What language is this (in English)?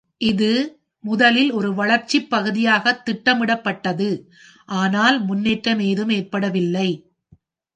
Tamil